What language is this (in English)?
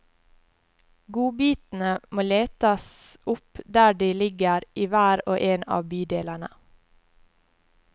Norwegian